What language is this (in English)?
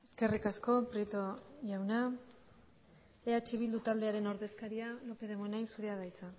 Basque